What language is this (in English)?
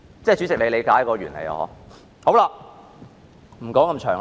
Cantonese